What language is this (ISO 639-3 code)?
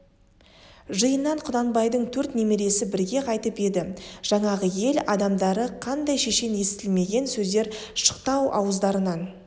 kaz